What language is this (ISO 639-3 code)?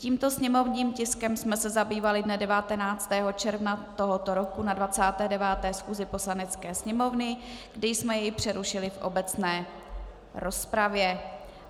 ces